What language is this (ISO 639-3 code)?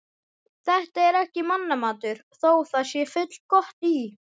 isl